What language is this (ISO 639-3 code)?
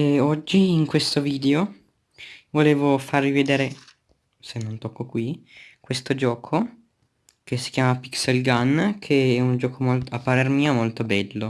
ita